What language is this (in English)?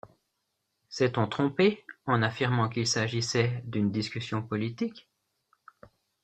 French